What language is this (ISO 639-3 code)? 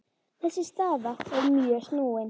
isl